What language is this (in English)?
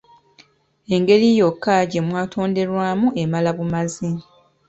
Ganda